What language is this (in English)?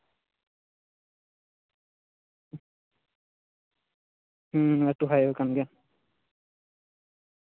Santali